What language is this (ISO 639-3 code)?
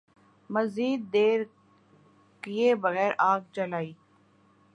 urd